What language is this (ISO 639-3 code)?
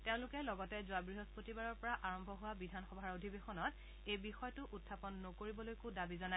asm